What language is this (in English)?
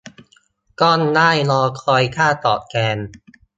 Thai